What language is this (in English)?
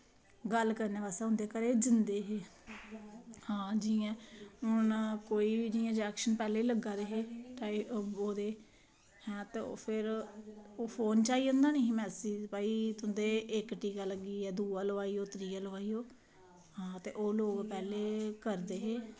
Dogri